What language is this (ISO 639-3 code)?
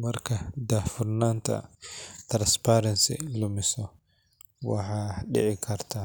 som